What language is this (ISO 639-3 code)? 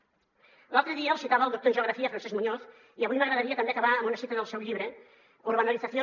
cat